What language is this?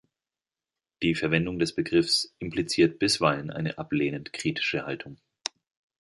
German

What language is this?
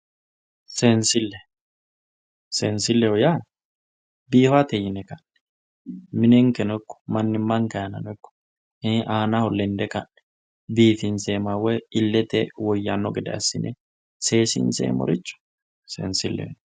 Sidamo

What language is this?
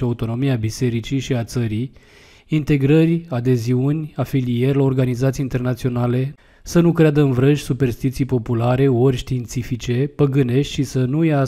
Romanian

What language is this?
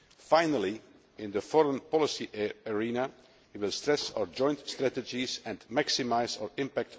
English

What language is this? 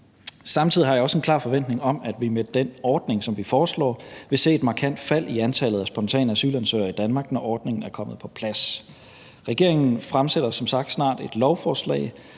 Danish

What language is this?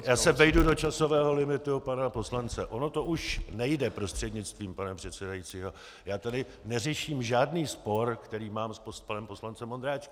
Czech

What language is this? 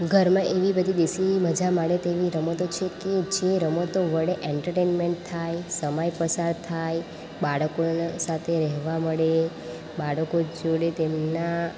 Gujarati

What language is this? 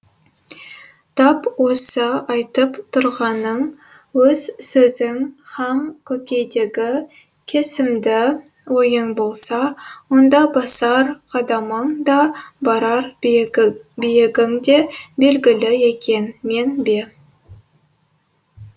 Kazakh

